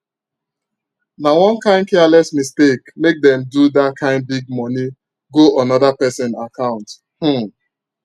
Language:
Nigerian Pidgin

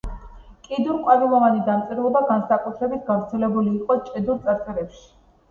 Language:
Georgian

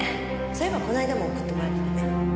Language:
Japanese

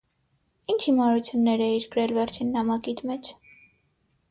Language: Armenian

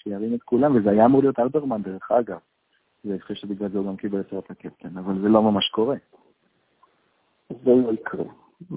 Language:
Hebrew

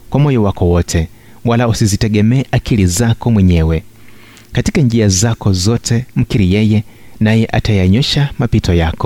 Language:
Swahili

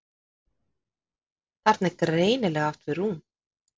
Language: Icelandic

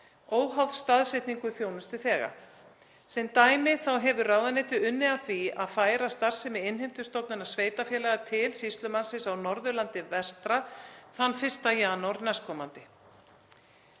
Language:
Icelandic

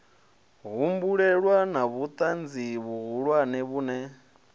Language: Venda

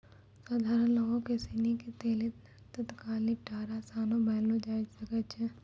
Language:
Maithili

